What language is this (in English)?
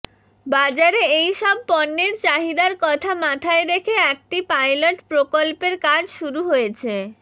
Bangla